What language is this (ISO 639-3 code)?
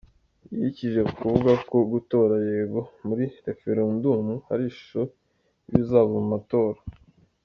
kin